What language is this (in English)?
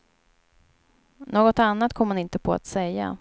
Swedish